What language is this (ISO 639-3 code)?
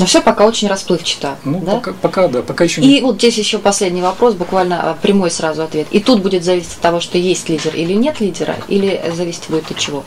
rus